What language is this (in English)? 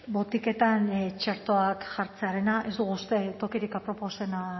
Basque